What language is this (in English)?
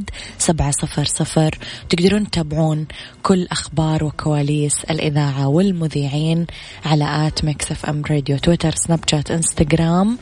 Arabic